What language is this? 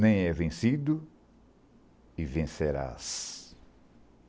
Portuguese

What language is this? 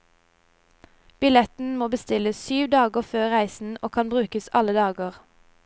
Norwegian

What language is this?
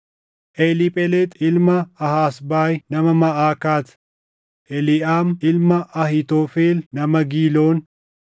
Oromo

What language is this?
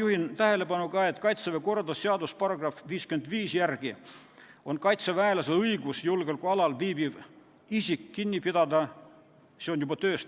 Estonian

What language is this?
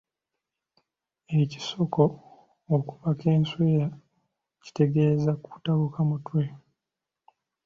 Ganda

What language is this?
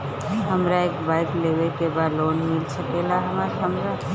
Bhojpuri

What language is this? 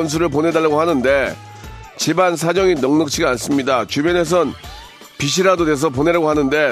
Korean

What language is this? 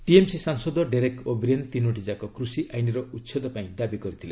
Odia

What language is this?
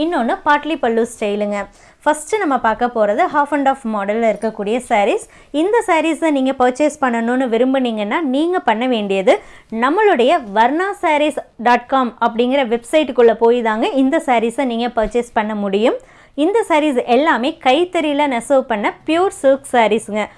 Tamil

